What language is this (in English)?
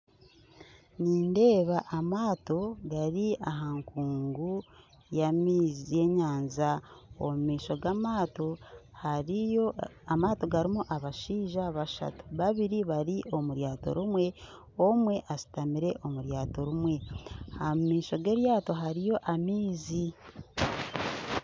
Nyankole